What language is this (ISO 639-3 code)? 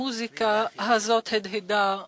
heb